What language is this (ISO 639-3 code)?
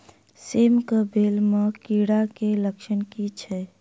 mai